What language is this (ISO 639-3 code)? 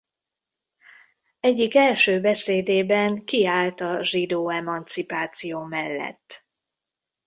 hun